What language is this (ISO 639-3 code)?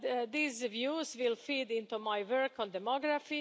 eng